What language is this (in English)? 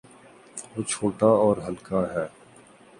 Urdu